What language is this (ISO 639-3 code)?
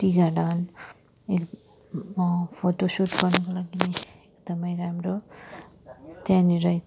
nep